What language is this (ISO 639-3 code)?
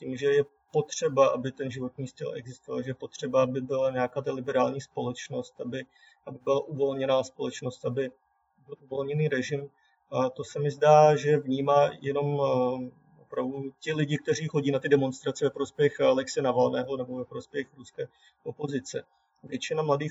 ces